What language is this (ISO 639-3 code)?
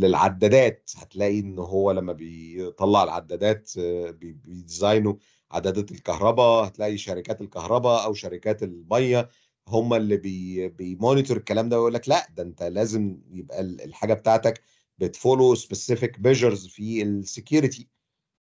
ara